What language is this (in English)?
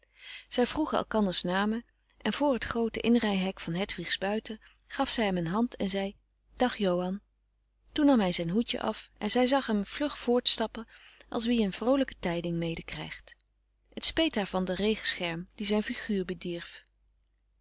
Dutch